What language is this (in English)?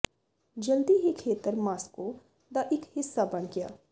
Punjabi